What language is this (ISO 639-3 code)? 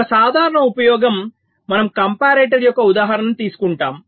tel